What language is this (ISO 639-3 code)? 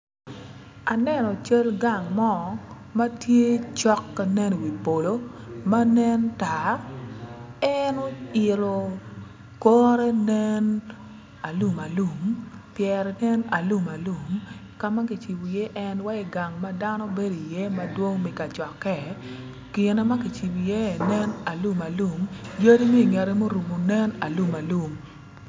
ach